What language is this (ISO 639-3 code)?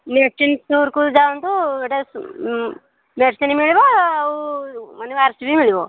ori